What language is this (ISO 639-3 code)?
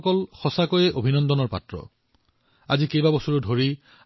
asm